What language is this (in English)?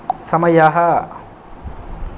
Sanskrit